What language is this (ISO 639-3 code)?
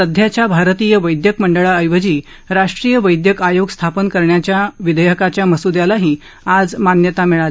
mar